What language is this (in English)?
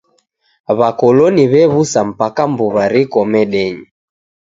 Taita